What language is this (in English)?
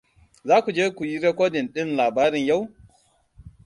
Hausa